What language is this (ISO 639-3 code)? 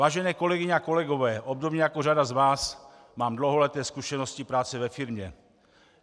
ces